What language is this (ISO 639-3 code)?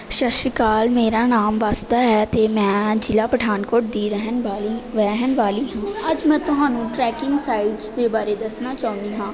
pan